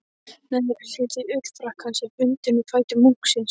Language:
Icelandic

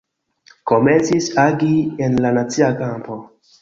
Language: Esperanto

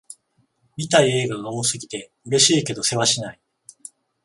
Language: Japanese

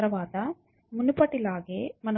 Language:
Telugu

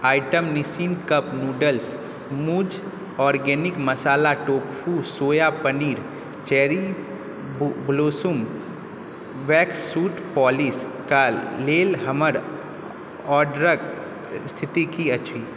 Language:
Maithili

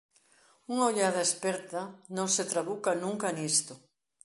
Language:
Galician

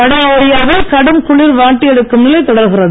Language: Tamil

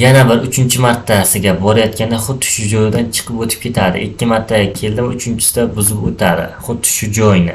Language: Uzbek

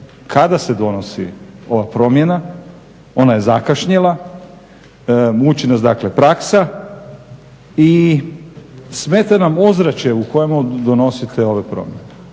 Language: Croatian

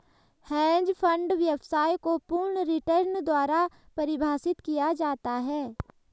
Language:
Hindi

